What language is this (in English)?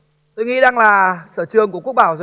Vietnamese